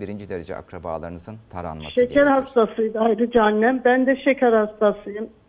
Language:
Turkish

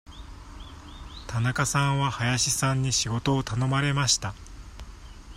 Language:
Japanese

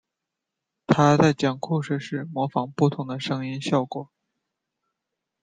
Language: Chinese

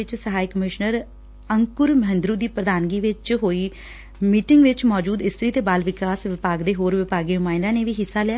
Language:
Punjabi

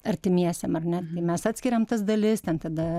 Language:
Lithuanian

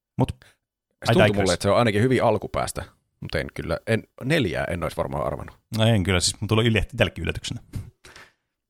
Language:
Finnish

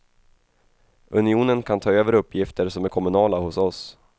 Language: Swedish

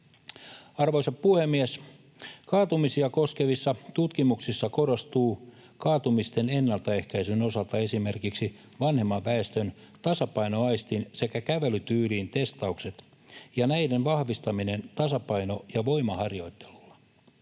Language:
Finnish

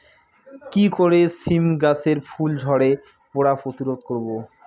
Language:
Bangla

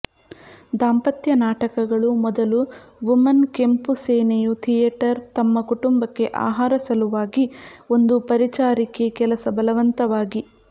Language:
Kannada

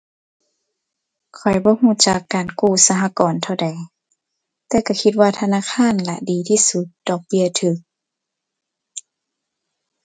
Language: Thai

